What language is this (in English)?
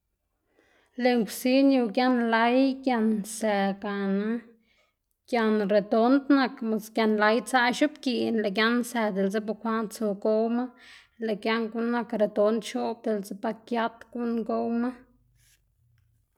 Xanaguía Zapotec